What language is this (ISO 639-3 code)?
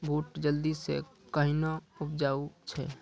mai